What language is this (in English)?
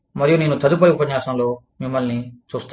Telugu